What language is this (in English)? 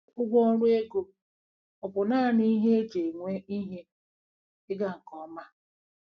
Igbo